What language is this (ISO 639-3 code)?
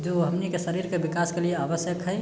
mai